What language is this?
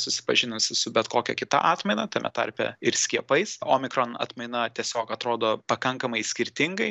Lithuanian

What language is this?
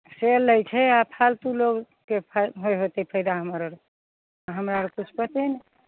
Maithili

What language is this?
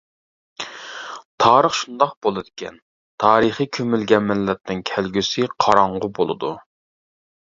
Uyghur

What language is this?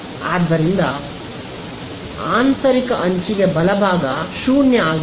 Kannada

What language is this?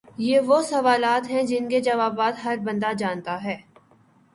Urdu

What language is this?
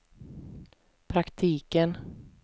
Swedish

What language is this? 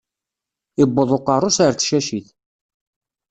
Kabyle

